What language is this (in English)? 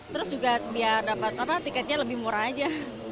Indonesian